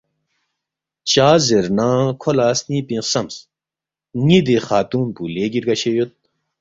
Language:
Balti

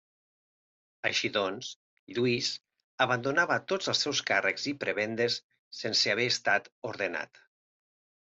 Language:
Catalan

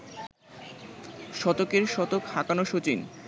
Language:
Bangla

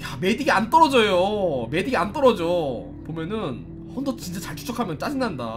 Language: Korean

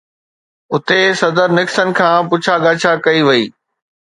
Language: Sindhi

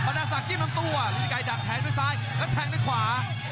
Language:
Thai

